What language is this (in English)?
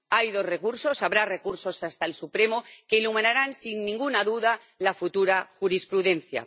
Spanish